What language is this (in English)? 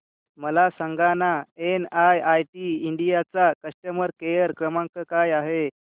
Marathi